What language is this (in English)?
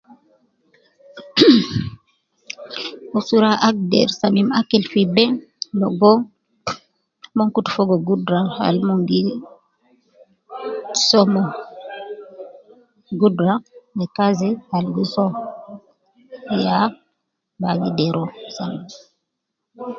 Nubi